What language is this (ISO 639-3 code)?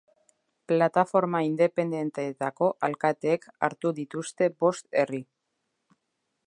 eus